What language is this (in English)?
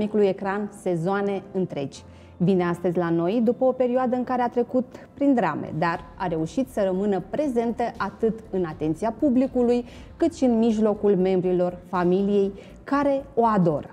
Romanian